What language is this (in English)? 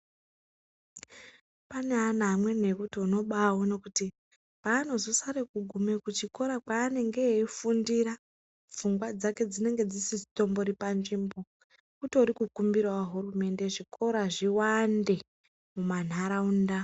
Ndau